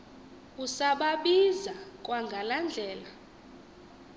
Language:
Xhosa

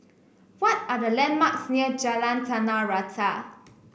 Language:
English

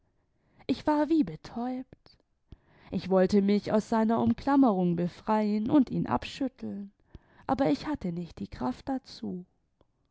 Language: German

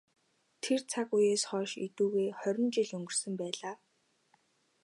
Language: Mongolian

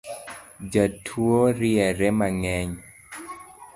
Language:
Luo (Kenya and Tanzania)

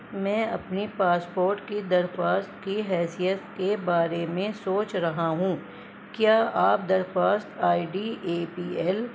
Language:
Urdu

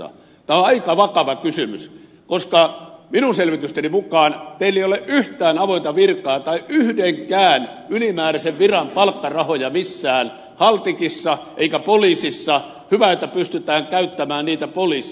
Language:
Finnish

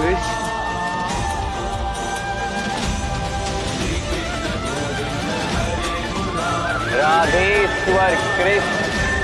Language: Hindi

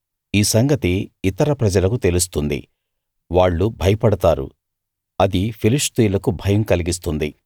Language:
Telugu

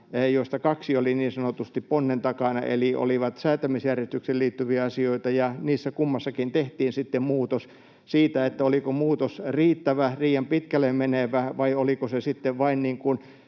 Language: Finnish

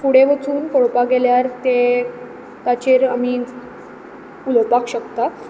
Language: Konkani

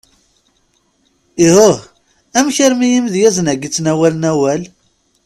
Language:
Kabyle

